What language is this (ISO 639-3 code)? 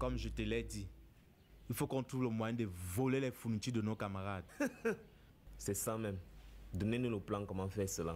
fra